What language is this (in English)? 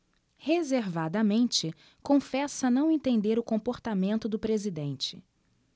Portuguese